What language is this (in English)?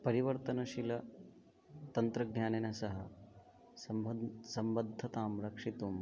Sanskrit